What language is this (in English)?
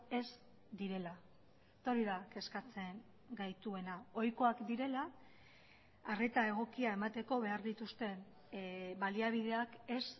Basque